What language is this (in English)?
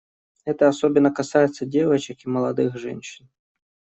Russian